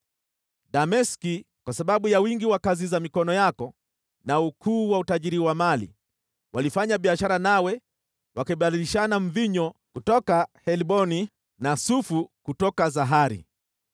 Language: Swahili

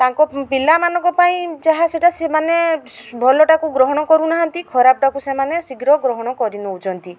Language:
Odia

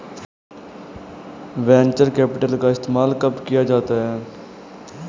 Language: Hindi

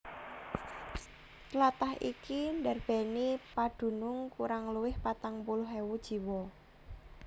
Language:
Javanese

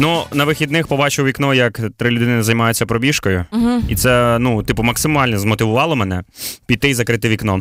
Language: Ukrainian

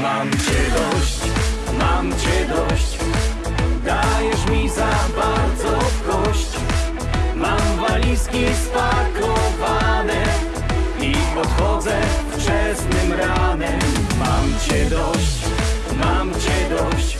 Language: Polish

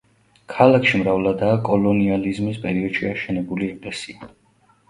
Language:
Georgian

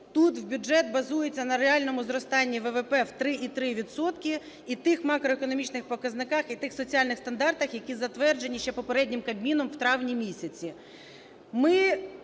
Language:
Ukrainian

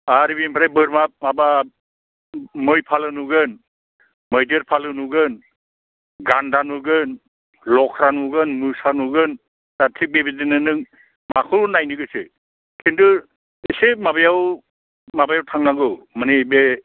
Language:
Bodo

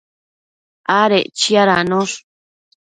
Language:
Matsés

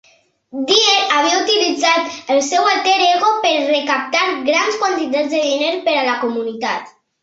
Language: Catalan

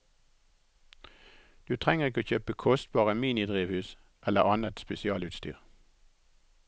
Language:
Norwegian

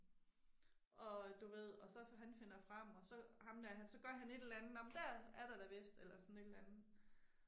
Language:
Danish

